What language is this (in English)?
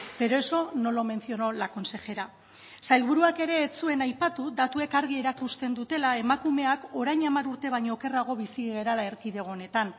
Basque